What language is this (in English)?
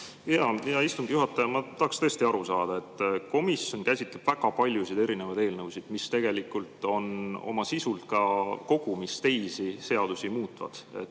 Estonian